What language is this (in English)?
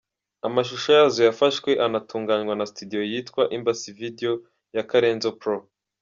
Kinyarwanda